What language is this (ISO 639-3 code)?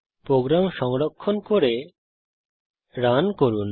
ben